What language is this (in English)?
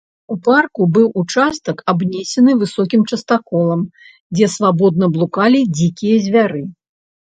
Belarusian